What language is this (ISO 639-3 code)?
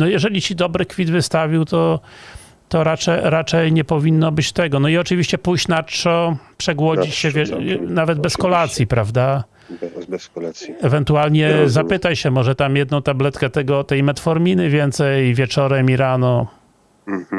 pol